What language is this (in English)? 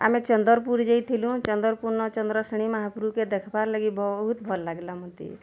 Odia